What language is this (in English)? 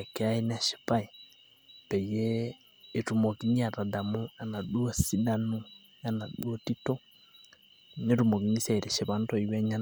Masai